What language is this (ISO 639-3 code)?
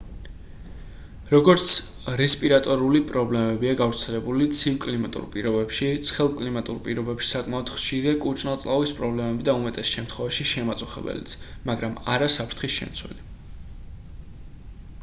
kat